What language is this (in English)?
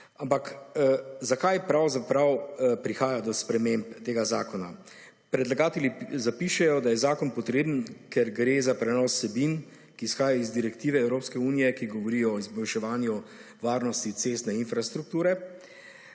Slovenian